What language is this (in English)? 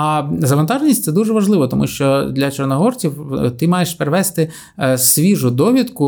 Ukrainian